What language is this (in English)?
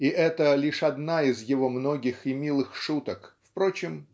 Russian